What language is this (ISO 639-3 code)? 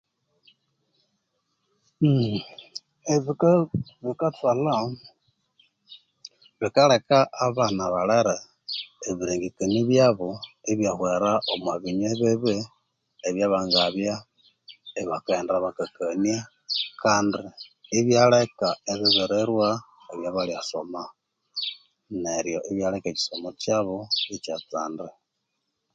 koo